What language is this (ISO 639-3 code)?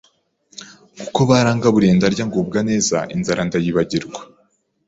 kin